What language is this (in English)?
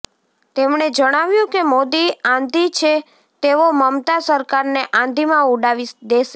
Gujarati